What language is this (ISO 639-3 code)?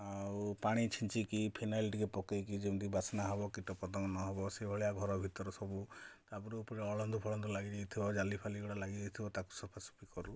ori